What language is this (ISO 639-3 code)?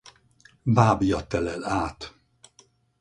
hun